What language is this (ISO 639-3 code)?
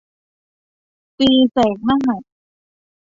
tha